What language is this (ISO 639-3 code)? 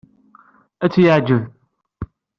kab